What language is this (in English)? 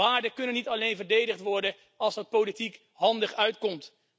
Dutch